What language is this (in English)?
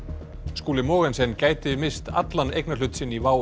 Icelandic